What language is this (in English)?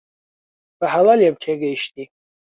Central Kurdish